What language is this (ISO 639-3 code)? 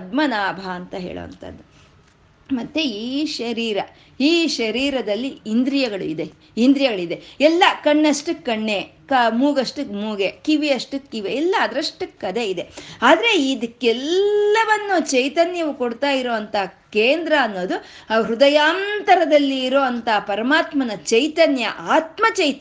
kan